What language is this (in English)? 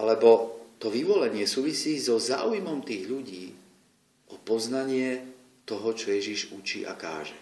Slovak